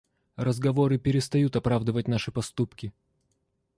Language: Russian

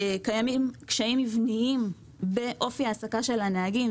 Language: Hebrew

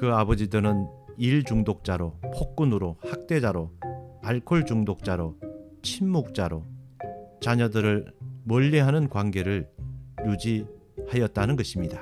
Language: Korean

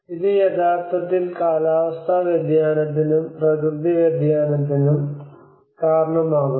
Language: Malayalam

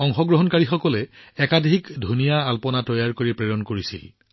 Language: Assamese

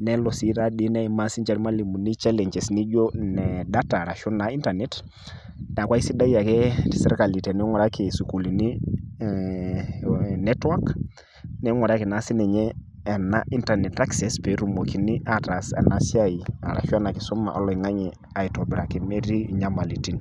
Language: Masai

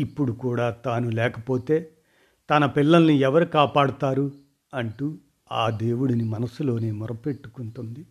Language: Telugu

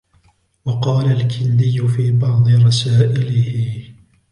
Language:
Arabic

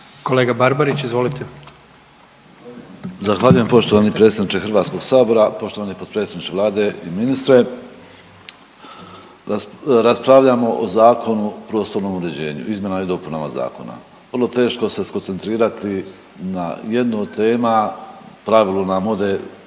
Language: Croatian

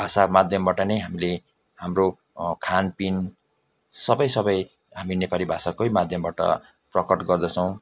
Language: Nepali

